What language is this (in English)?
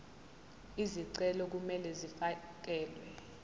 Zulu